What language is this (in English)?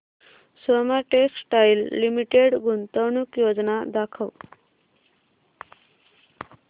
Marathi